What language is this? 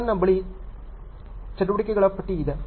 Kannada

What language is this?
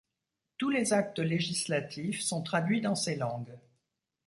French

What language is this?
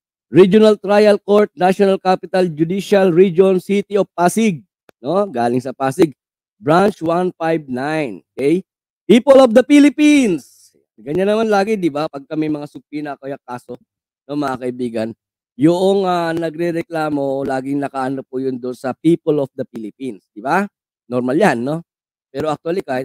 Filipino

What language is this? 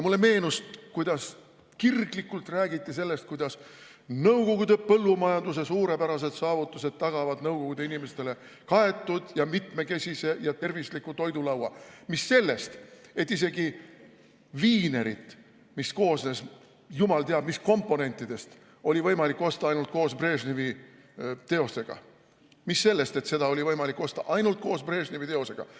Estonian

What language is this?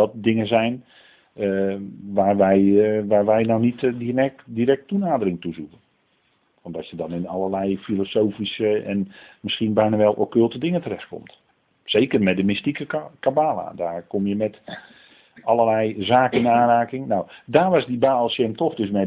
Dutch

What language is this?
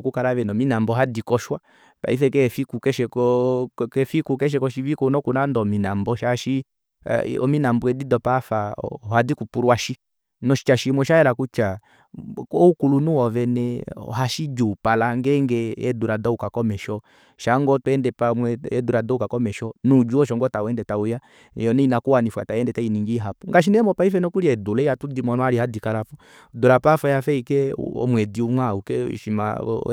Kuanyama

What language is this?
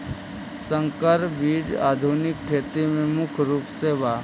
Magahi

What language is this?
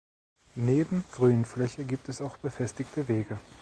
German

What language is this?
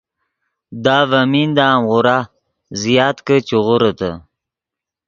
Yidgha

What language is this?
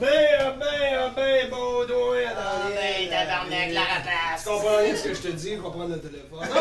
French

